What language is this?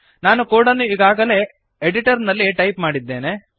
Kannada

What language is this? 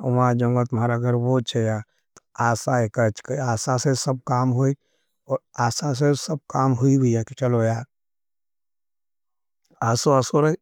Nimadi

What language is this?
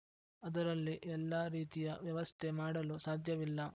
Kannada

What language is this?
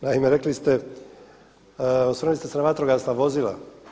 Croatian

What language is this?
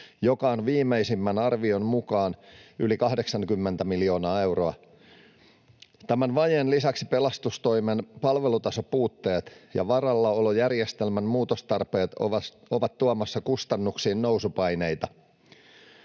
Finnish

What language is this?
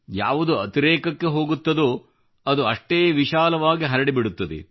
Kannada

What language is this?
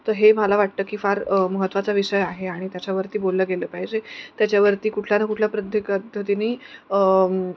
Marathi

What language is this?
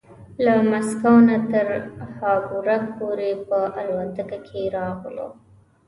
Pashto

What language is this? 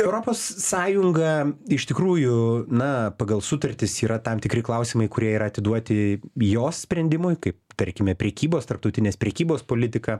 Lithuanian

